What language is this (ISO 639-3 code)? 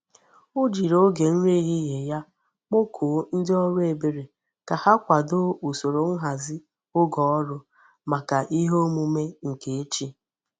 ibo